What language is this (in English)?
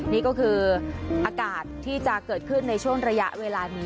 Thai